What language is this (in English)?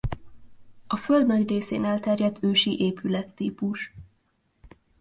Hungarian